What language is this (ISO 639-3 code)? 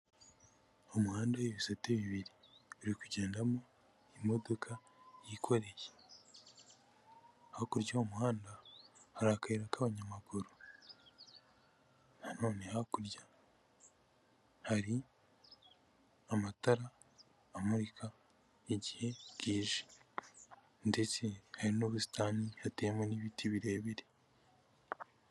kin